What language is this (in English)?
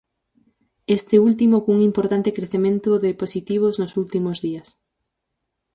Galician